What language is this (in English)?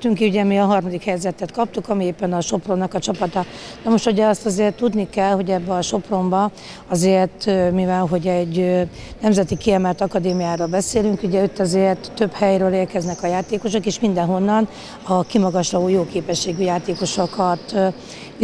Hungarian